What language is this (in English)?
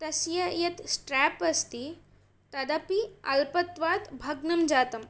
Sanskrit